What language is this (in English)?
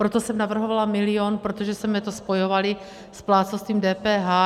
Czech